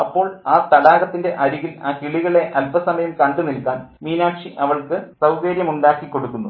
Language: Malayalam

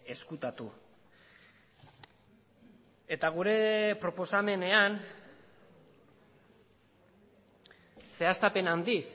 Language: Basque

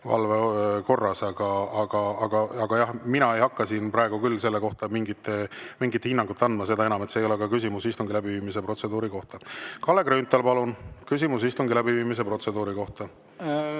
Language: Estonian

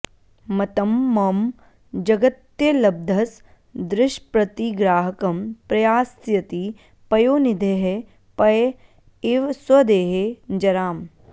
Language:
Sanskrit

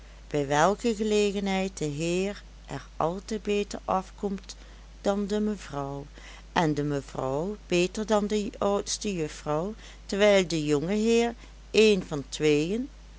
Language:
Dutch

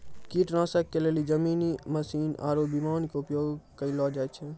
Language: Maithili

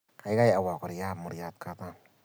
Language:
Kalenjin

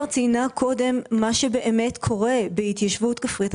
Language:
Hebrew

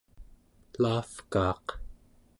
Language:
Central Yupik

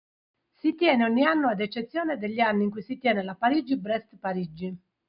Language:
Italian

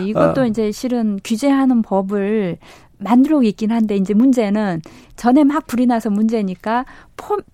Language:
Korean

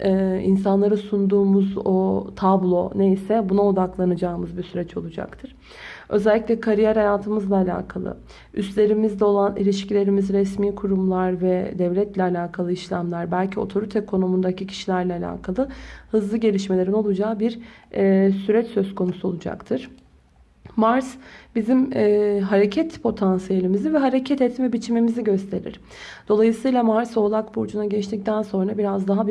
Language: Turkish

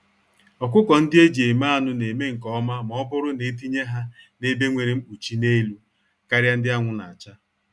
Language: Igbo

